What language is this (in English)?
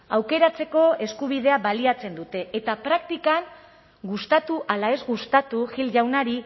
Basque